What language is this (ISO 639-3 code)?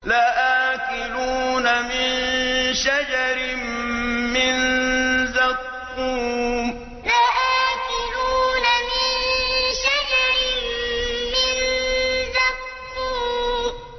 ara